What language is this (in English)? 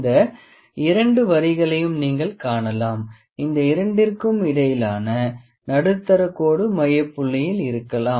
Tamil